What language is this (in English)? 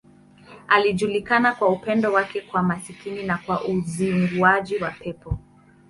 Swahili